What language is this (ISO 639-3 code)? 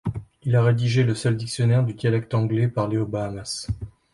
fra